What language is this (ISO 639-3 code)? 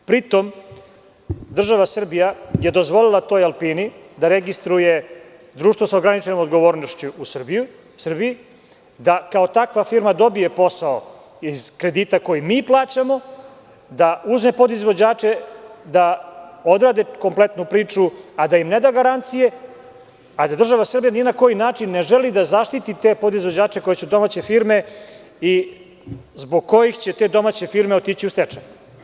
srp